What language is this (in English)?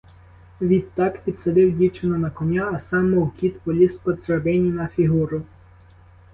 Ukrainian